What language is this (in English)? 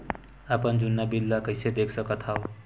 Chhattisgarhi